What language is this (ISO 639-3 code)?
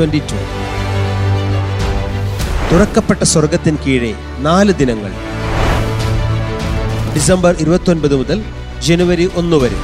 mal